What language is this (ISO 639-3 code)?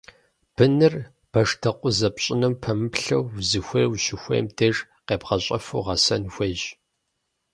kbd